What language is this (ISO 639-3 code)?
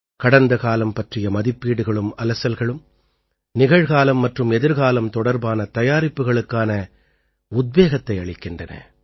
tam